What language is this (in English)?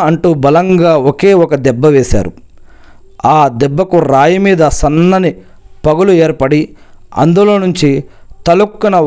Telugu